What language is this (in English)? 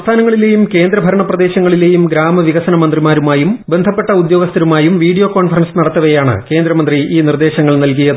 Malayalam